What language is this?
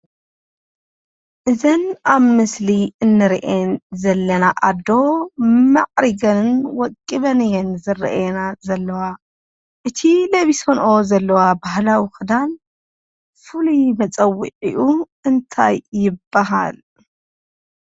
Tigrinya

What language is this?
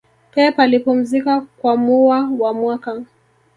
Swahili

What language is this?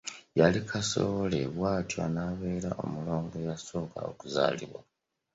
Ganda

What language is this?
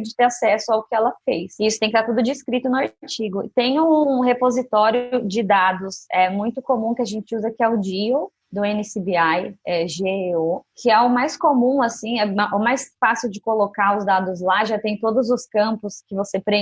Portuguese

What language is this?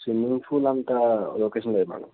Telugu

